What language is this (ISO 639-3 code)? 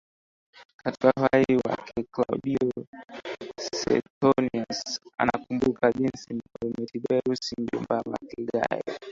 swa